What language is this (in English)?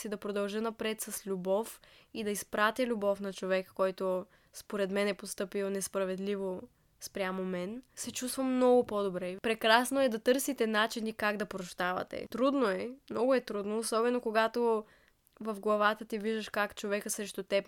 Bulgarian